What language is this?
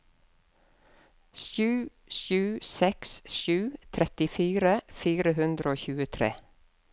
Norwegian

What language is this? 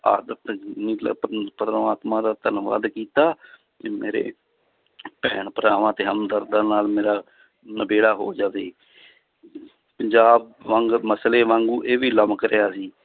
Punjabi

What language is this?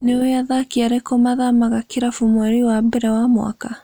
Kikuyu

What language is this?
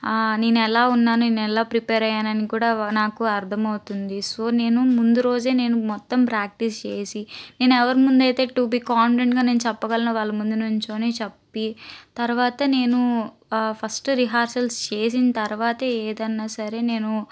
Telugu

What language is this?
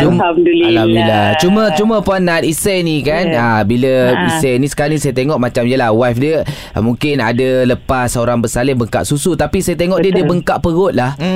Malay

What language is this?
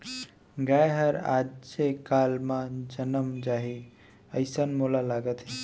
Chhattisgarhi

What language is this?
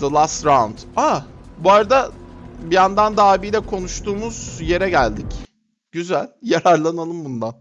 Turkish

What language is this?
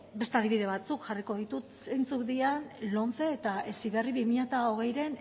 Basque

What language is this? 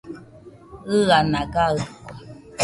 Nüpode Huitoto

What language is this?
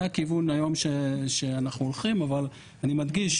Hebrew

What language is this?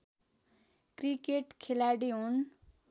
Nepali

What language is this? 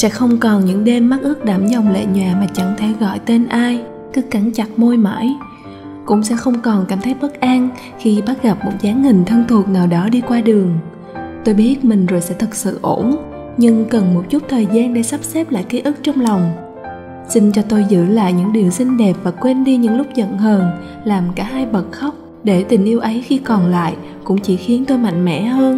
Vietnamese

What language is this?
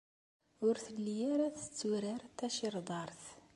Kabyle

